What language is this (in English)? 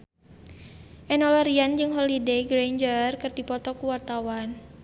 Sundanese